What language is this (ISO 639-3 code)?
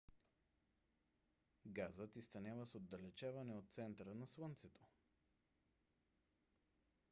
bul